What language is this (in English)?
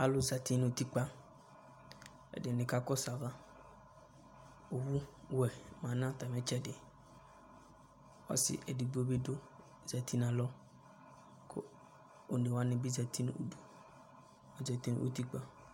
Ikposo